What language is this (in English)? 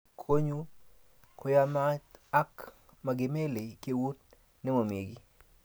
Kalenjin